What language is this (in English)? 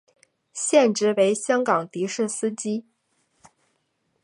Chinese